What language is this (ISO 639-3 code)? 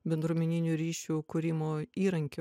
lit